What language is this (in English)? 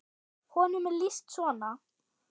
Icelandic